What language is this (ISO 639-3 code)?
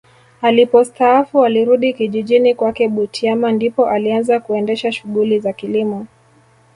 swa